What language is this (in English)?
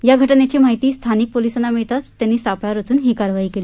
Marathi